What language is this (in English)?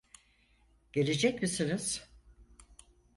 Turkish